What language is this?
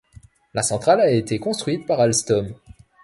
French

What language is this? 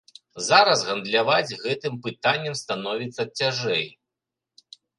Belarusian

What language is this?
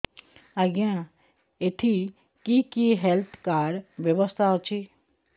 Odia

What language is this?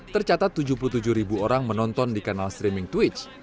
Indonesian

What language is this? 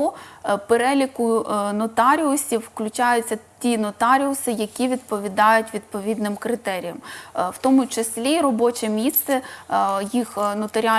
Ukrainian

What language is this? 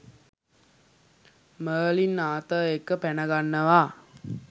Sinhala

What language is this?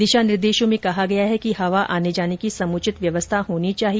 Hindi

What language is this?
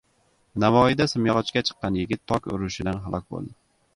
Uzbek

